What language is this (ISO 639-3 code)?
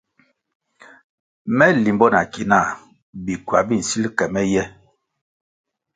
nmg